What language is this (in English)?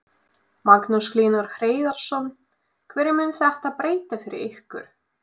Icelandic